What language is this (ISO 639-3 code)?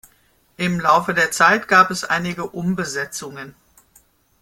deu